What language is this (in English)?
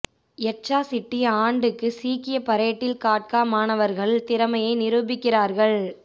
Tamil